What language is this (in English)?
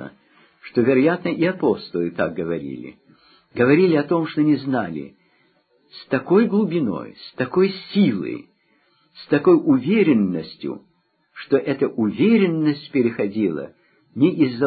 Russian